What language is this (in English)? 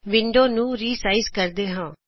Punjabi